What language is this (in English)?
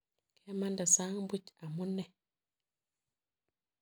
Kalenjin